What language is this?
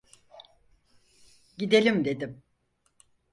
Turkish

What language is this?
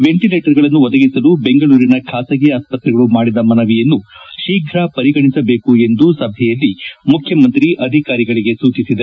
Kannada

